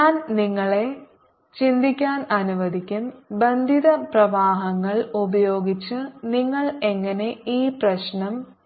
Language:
Malayalam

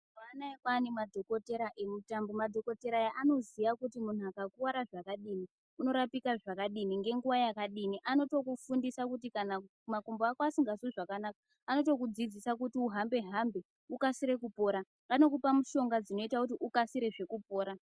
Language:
Ndau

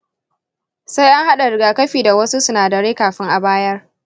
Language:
Hausa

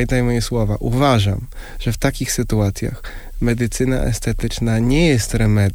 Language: Polish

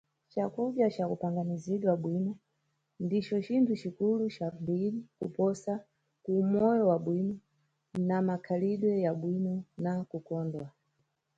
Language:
Nyungwe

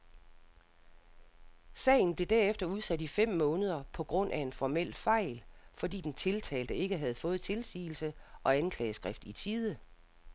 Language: Danish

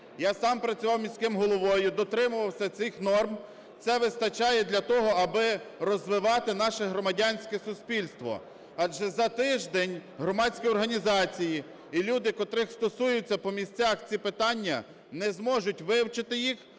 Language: Ukrainian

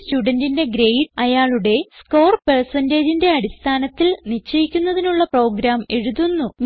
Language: Malayalam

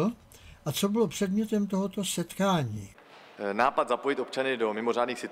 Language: Czech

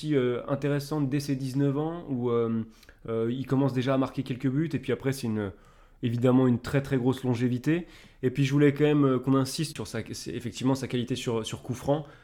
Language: French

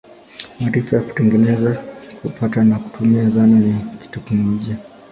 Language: Swahili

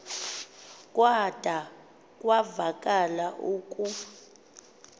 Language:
Xhosa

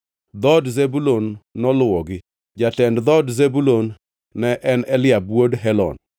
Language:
Luo (Kenya and Tanzania)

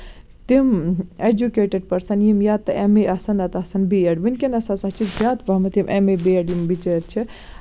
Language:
Kashmiri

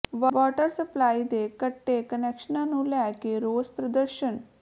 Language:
Punjabi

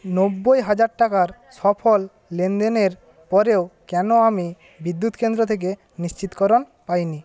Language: Bangla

